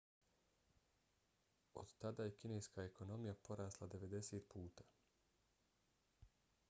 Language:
Bosnian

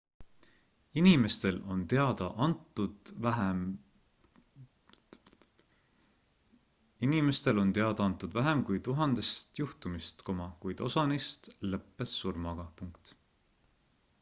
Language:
Estonian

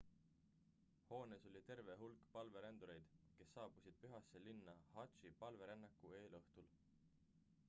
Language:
Estonian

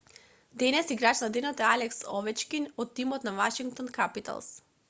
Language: Macedonian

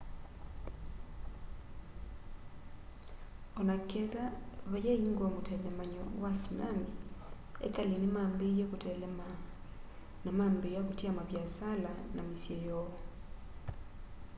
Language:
Kamba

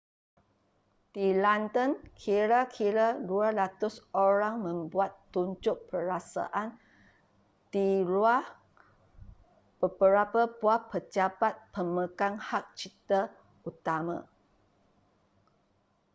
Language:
Malay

